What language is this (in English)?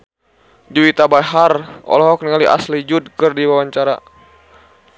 Sundanese